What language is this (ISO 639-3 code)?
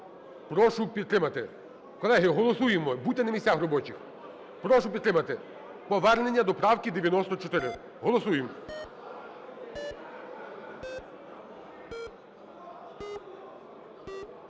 ukr